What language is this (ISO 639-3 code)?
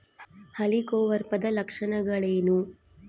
kan